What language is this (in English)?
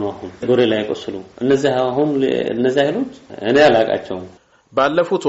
Amharic